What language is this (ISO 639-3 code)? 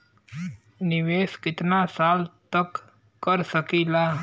bho